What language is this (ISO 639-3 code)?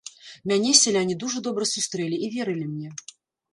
bel